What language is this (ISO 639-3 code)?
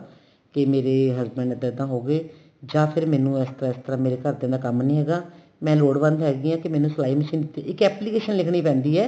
pan